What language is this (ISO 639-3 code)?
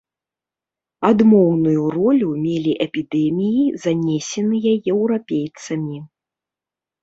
bel